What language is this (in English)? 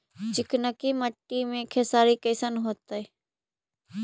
Magahi